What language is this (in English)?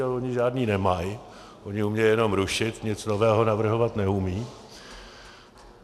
Czech